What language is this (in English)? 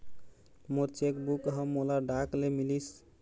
Chhattisgarhi